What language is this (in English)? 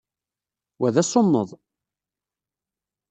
Kabyle